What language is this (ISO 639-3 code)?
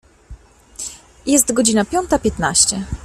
pol